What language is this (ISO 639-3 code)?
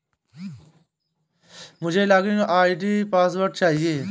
hin